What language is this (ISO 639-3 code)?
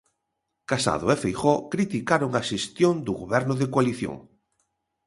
glg